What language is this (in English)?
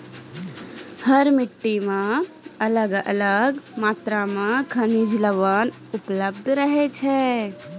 Maithili